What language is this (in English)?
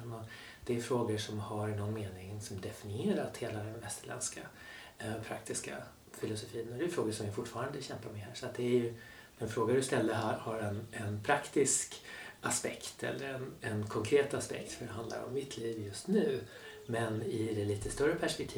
Swedish